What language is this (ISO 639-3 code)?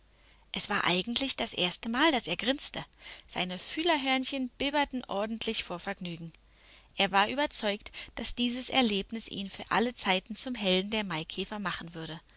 deu